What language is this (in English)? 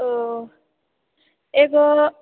Maithili